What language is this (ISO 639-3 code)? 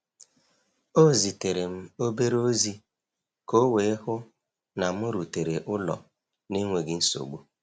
ibo